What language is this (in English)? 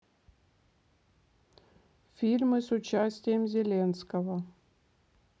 Russian